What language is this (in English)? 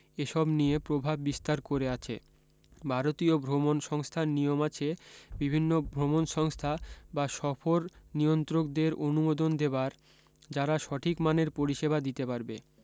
Bangla